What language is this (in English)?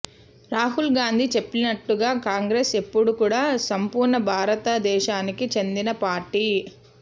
Telugu